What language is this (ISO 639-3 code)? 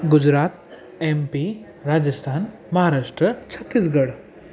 snd